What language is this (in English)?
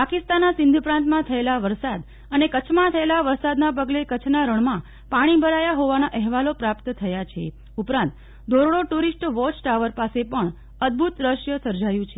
Gujarati